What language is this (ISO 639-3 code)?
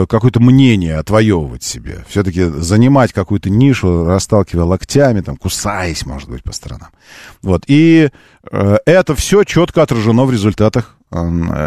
rus